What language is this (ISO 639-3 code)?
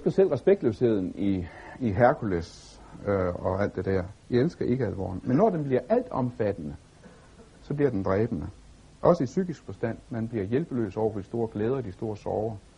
dan